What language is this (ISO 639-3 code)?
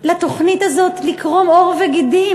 heb